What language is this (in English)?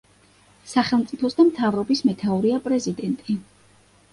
Georgian